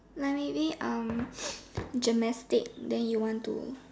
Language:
English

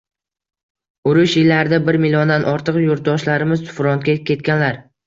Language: Uzbek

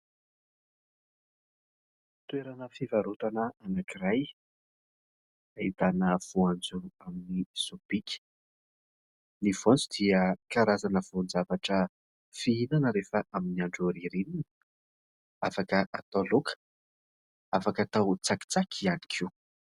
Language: Malagasy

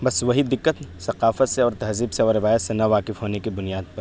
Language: Urdu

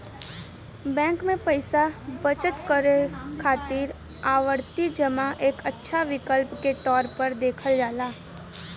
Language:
Bhojpuri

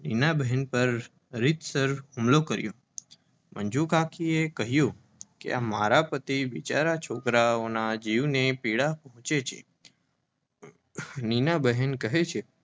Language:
Gujarati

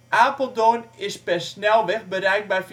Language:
Dutch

